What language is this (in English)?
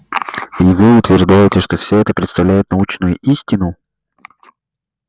Russian